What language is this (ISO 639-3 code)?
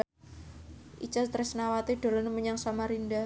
jav